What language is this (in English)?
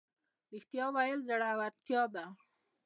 Pashto